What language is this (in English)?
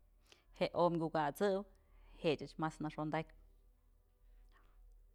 Mazatlán Mixe